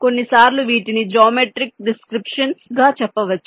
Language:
Telugu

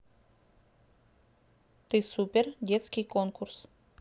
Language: Russian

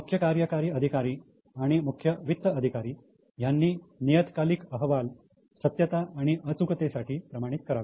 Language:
Marathi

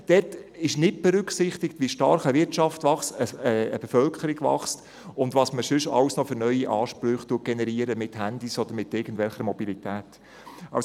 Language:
Swiss German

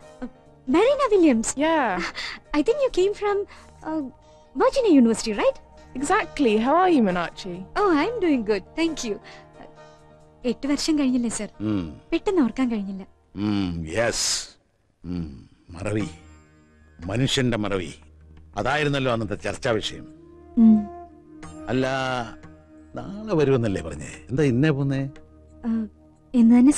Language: Malayalam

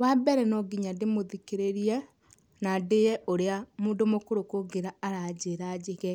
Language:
Kikuyu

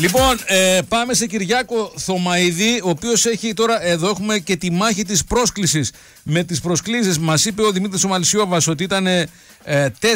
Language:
Greek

